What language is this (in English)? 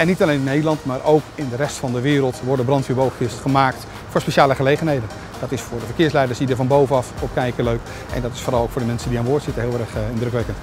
Dutch